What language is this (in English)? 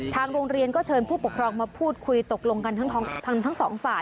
Thai